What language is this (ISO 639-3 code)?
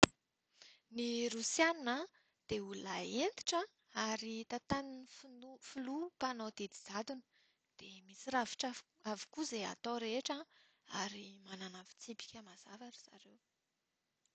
mlg